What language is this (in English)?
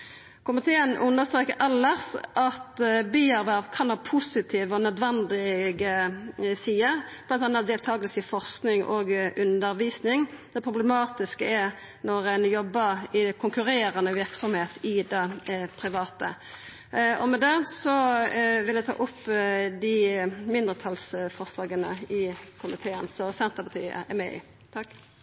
Norwegian Nynorsk